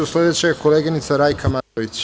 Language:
Serbian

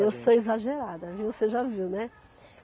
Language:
Portuguese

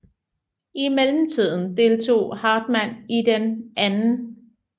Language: Danish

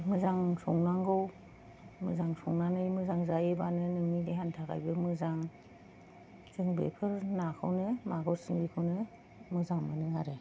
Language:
Bodo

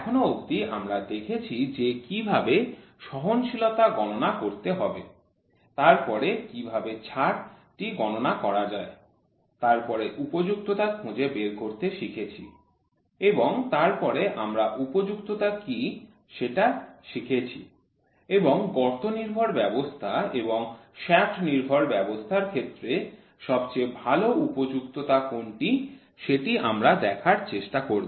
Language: Bangla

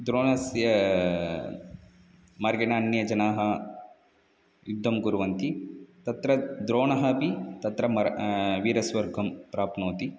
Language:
Sanskrit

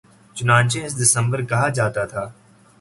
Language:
Urdu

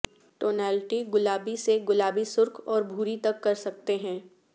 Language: Urdu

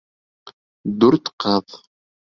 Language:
Bashkir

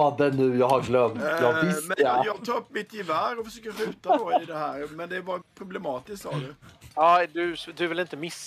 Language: Swedish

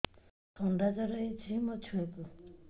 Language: Odia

